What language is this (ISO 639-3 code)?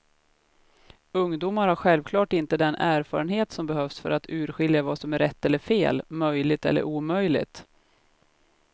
swe